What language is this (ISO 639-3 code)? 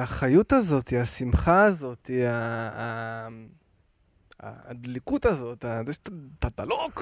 heb